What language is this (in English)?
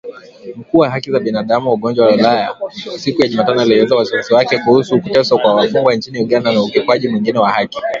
Swahili